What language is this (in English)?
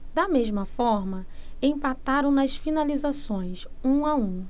Portuguese